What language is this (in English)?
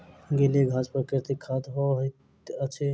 Maithili